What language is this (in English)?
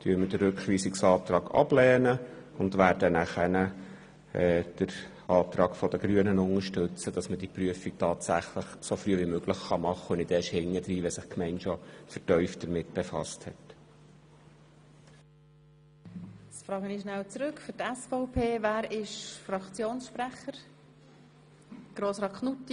Swiss German